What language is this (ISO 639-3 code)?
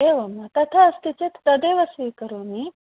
san